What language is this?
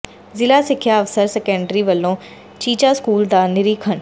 Punjabi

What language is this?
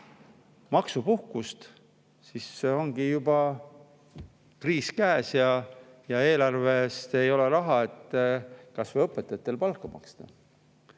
Estonian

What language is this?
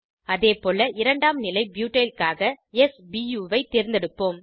Tamil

